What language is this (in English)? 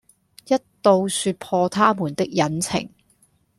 Cantonese